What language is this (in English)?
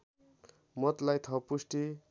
Nepali